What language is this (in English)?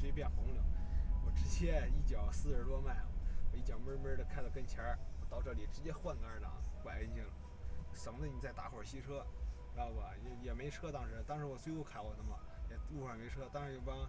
Chinese